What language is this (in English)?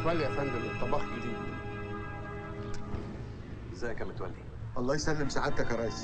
Arabic